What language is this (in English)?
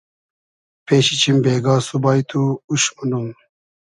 Hazaragi